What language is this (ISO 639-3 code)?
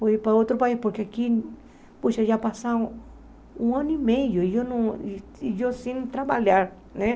por